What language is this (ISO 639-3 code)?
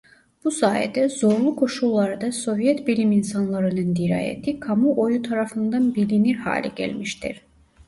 tur